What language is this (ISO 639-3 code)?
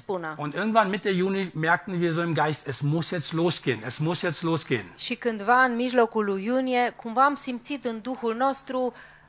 ron